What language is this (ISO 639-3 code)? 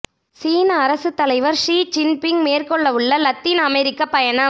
tam